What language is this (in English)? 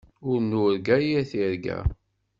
Kabyle